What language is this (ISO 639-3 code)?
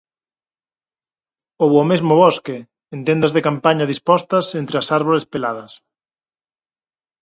glg